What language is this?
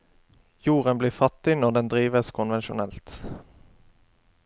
Norwegian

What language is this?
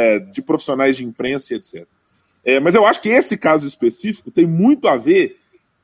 Portuguese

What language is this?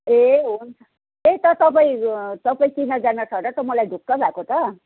Nepali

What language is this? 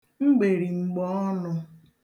Igbo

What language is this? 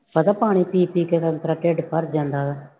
Punjabi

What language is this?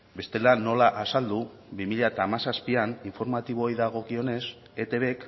Basque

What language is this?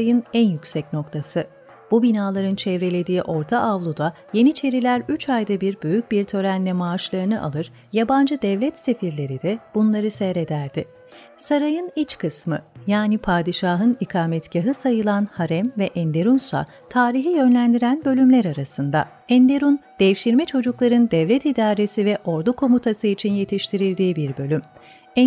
Turkish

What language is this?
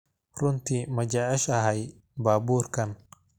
Somali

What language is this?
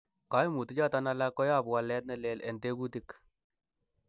Kalenjin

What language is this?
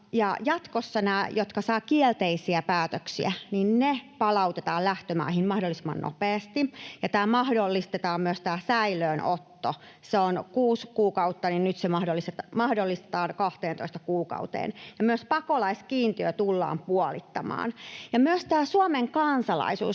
Finnish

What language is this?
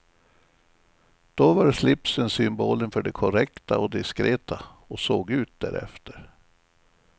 Swedish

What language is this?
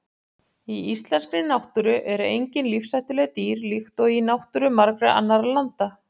Icelandic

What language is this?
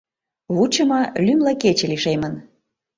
Mari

